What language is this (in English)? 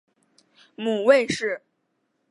Chinese